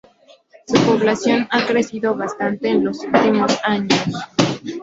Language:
Spanish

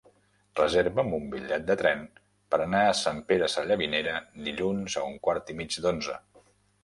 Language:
Catalan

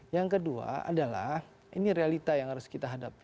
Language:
Indonesian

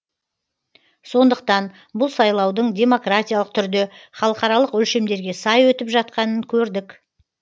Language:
Kazakh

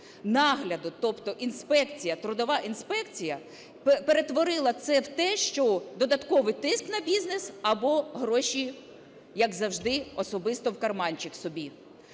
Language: Ukrainian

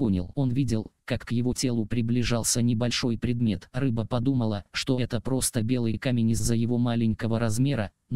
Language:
Russian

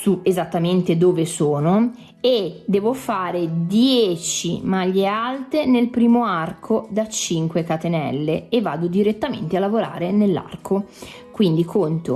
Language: Italian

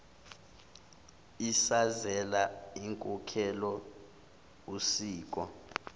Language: Zulu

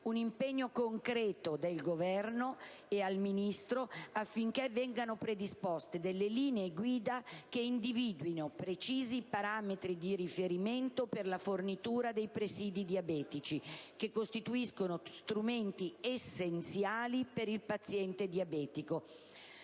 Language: Italian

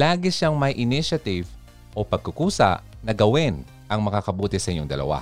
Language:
Filipino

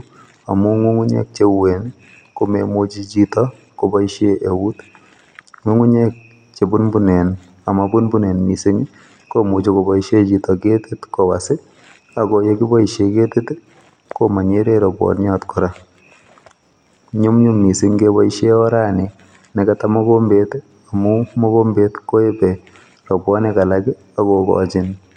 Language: Kalenjin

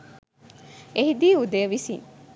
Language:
Sinhala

